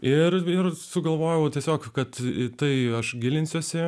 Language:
Lithuanian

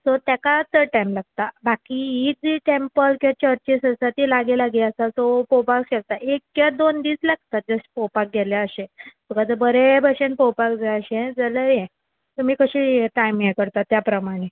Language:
Konkani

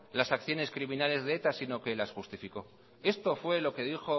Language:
Spanish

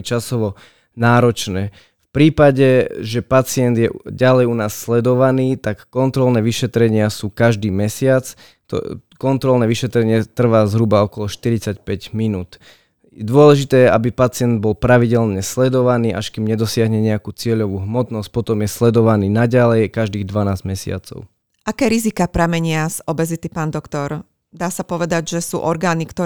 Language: Slovak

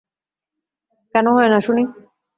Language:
Bangla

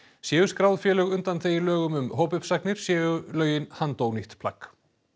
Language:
Icelandic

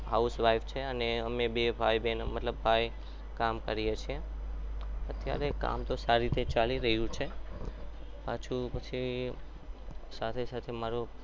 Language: Gujarati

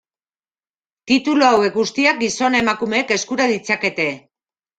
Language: Basque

